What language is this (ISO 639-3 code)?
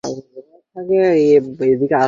ben